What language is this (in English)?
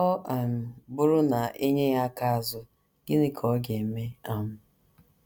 Igbo